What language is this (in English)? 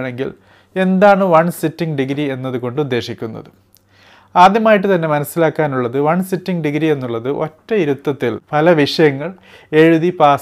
Malayalam